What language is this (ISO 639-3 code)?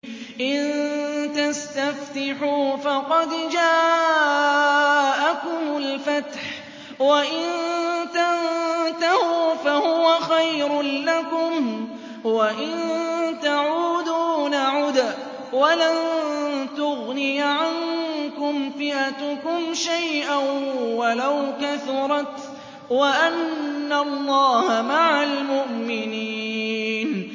ara